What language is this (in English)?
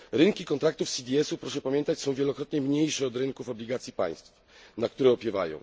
Polish